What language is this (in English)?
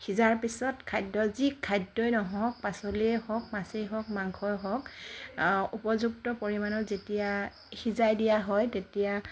Assamese